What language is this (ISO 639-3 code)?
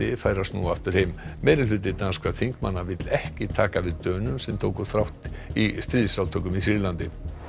isl